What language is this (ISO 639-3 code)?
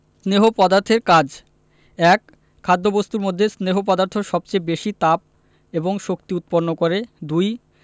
ben